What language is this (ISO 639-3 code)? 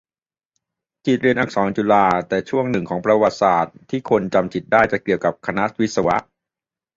tha